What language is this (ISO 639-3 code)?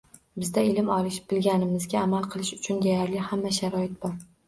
uzb